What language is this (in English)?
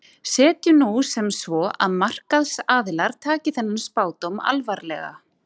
Icelandic